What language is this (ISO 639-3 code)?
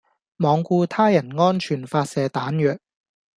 yue